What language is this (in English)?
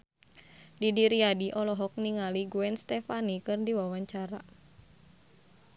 Sundanese